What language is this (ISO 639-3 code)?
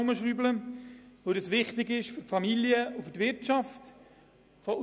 gsw